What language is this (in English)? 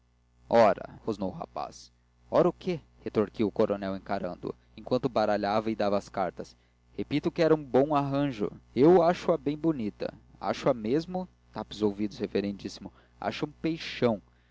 Portuguese